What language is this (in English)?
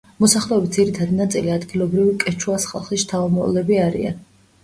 Georgian